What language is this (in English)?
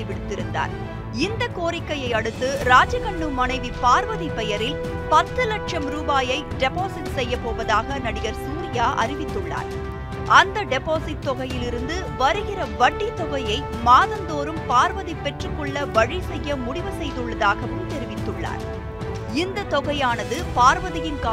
Tamil